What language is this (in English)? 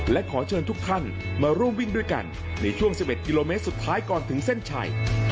Thai